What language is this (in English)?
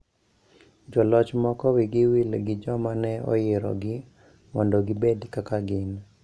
Luo (Kenya and Tanzania)